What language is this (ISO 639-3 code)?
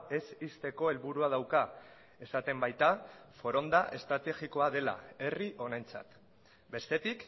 eus